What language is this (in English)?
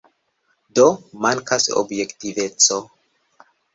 Esperanto